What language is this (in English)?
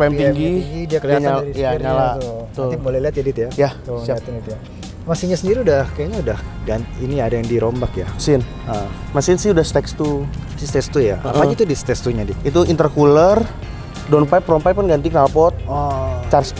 Indonesian